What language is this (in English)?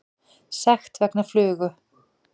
Icelandic